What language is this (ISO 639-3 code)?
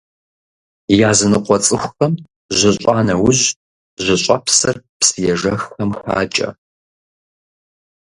kbd